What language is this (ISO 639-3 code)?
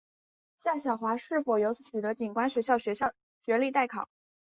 zho